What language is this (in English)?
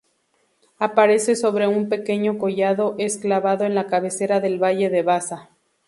Spanish